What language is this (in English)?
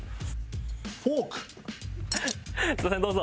Japanese